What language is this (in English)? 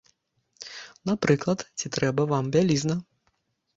Belarusian